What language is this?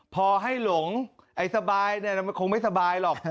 Thai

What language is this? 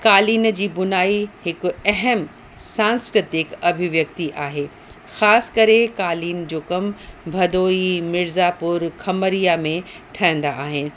Sindhi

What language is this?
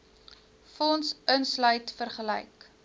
Afrikaans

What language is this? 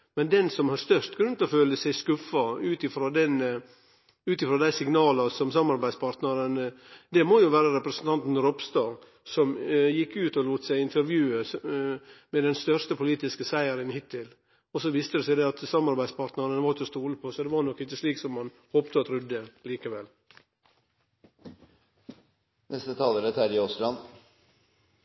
Norwegian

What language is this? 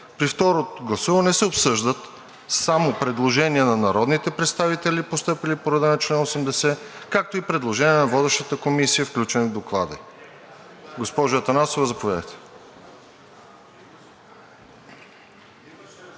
Bulgarian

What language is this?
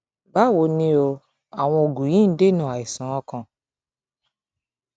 Yoruba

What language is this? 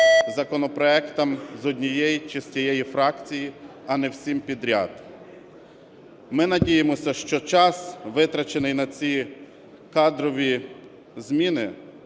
Ukrainian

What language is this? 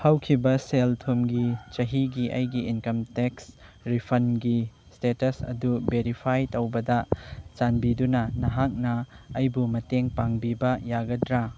Manipuri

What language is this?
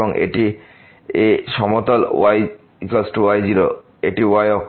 Bangla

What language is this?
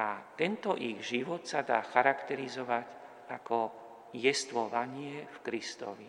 Slovak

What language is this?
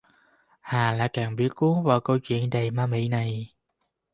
Vietnamese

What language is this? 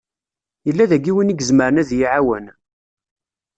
Kabyle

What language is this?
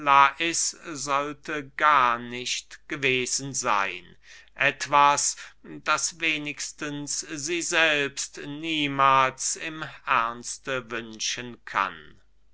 German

